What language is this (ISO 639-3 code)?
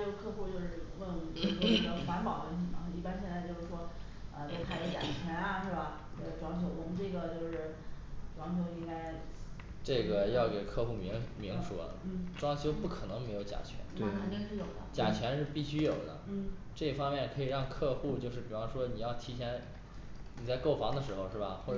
zho